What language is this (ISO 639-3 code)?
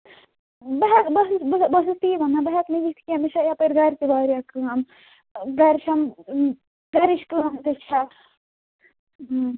kas